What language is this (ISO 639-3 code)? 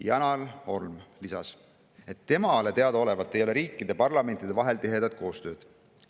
est